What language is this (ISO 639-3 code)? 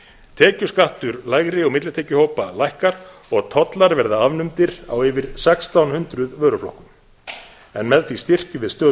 isl